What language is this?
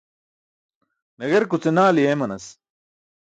Burushaski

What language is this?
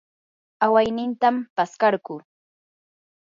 Yanahuanca Pasco Quechua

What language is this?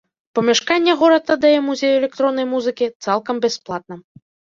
Belarusian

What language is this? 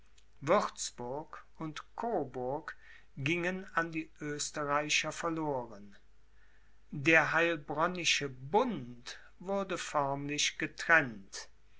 German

